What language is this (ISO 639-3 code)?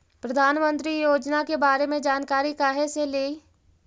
mag